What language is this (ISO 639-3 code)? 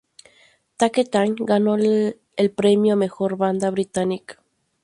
spa